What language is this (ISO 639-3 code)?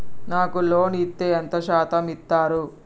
tel